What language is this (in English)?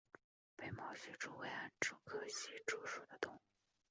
Chinese